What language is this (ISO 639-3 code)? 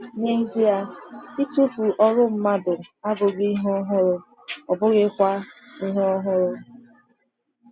ibo